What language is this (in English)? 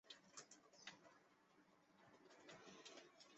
Chinese